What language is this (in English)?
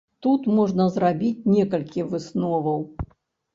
Belarusian